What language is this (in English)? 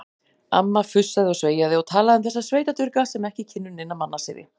Icelandic